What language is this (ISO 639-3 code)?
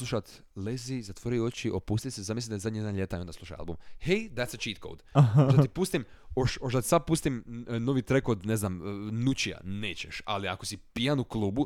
hrv